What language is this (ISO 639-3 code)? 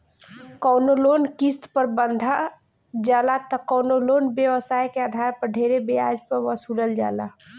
bho